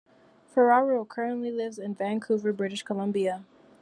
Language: English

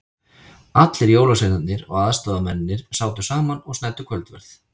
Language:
Icelandic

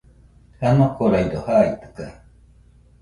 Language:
Nüpode Huitoto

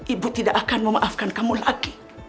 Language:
Indonesian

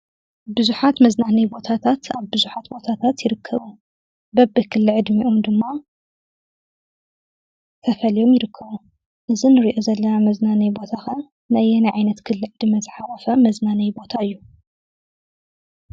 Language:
Tigrinya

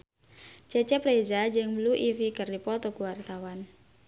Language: Sundanese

